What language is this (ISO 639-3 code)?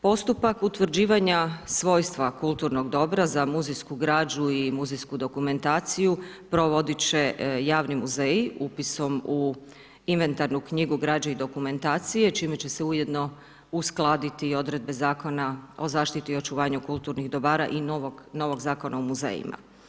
hrv